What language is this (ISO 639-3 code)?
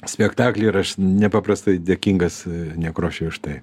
lit